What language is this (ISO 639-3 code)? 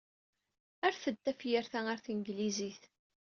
kab